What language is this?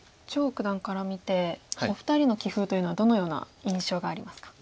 Japanese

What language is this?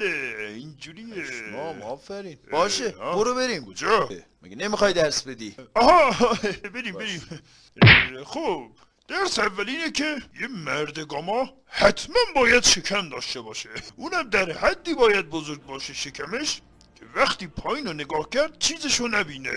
Persian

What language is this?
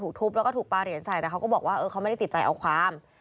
Thai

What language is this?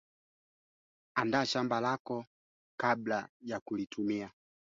Swahili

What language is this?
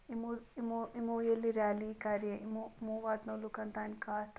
Kashmiri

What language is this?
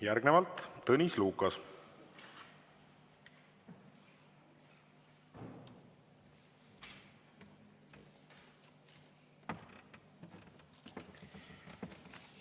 Estonian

